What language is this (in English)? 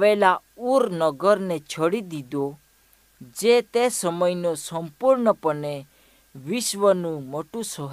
Hindi